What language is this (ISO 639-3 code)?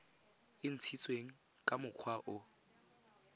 tsn